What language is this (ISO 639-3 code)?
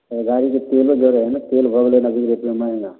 mai